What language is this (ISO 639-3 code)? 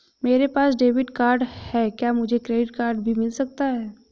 hin